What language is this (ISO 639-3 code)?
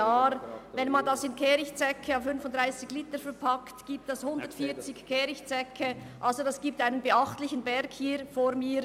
gsw